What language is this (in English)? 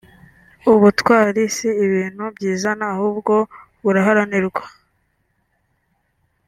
Kinyarwanda